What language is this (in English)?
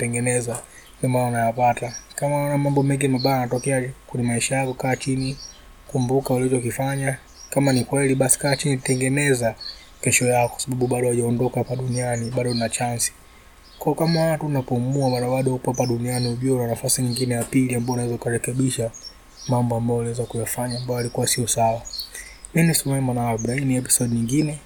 Swahili